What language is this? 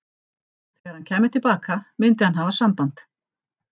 Icelandic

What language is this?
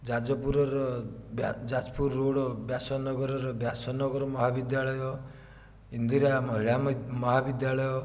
Odia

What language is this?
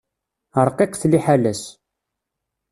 Kabyle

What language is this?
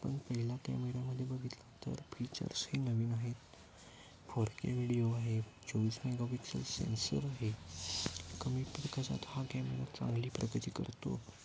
Marathi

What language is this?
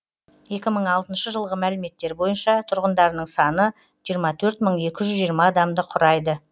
Kazakh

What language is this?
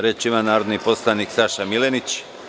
Serbian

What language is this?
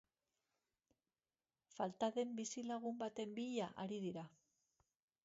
Basque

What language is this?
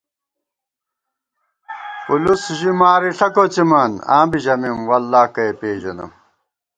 Gawar-Bati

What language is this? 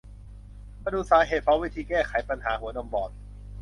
Thai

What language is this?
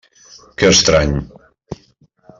Catalan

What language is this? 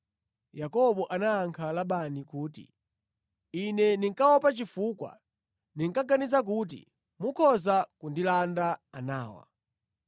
Nyanja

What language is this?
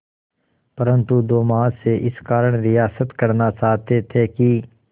Hindi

